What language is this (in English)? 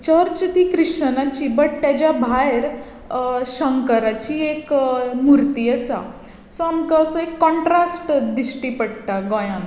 Konkani